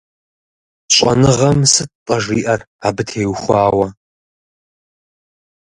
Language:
Kabardian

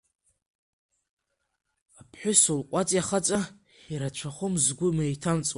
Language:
Abkhazian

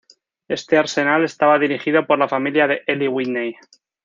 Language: Spanish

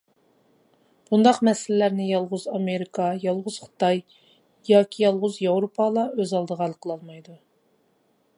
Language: Uyghur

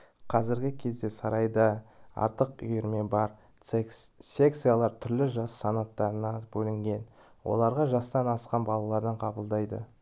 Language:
Kazakh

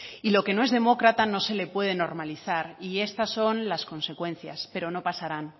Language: Spanish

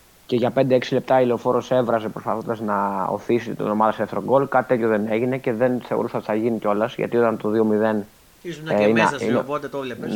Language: Greek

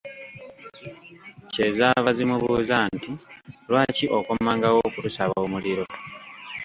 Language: Ganda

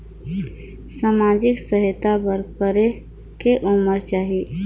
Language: Chhattisgarhi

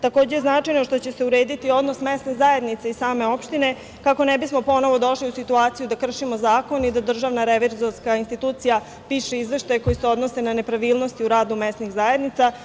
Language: Serbian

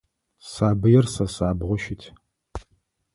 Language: Adyghe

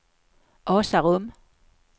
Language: Swedish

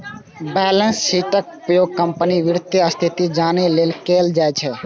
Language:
Maithili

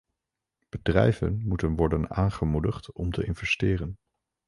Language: Dutch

